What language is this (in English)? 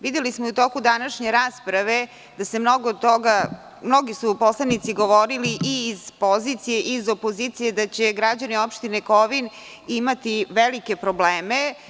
Serbian